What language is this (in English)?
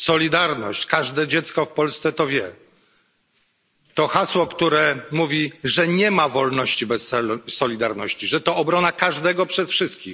Polish